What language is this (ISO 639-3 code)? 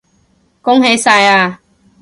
yue